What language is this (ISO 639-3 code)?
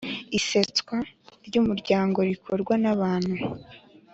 kin